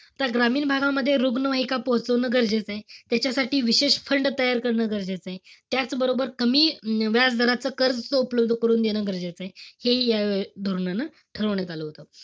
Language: Marathi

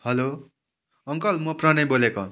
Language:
Nepali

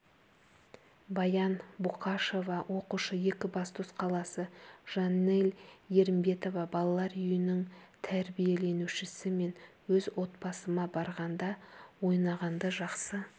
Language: Kazakh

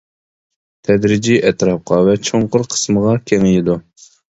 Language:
Uyghur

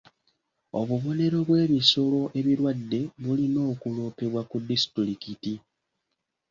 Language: Ganda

